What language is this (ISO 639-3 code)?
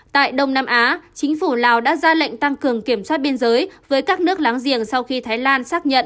vie